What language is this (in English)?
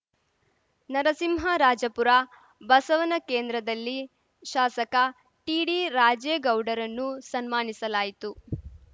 Kannada